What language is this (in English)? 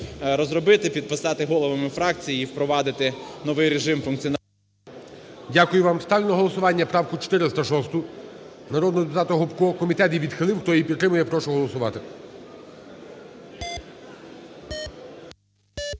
Ukrainian